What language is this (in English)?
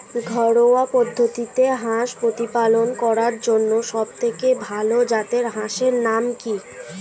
Bangla